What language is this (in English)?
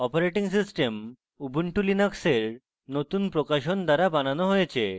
Bangla